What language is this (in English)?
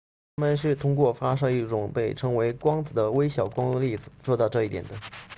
Chinese